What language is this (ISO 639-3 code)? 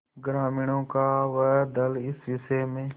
hin